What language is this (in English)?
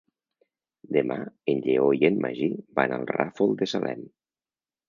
Catalan